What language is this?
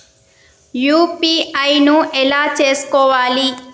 Telugu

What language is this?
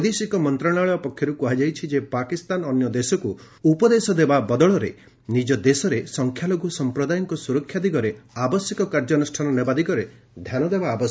Odia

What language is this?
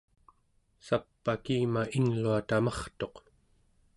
Central Yupik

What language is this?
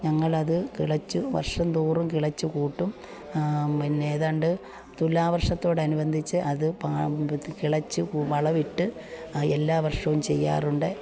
Malayalam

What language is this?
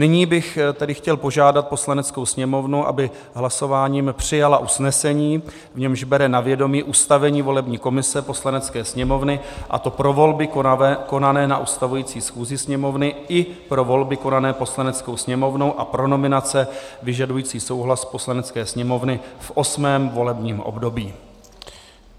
Czech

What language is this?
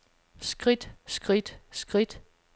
Danish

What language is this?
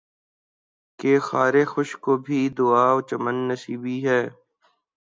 Urdu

